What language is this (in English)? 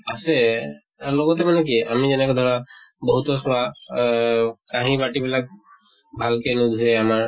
Assamese